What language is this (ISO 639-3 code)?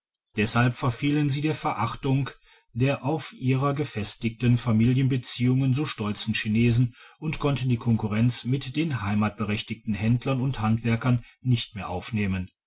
deu